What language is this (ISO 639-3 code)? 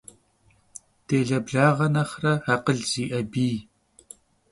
kbd